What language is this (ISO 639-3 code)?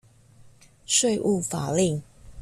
zho